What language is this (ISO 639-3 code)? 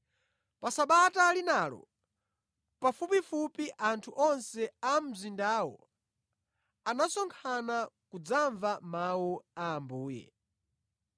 nya